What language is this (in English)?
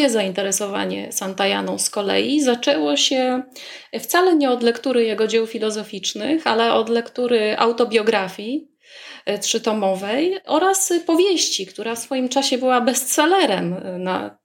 Polish